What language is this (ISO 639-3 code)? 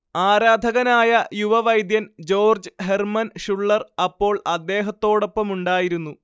mal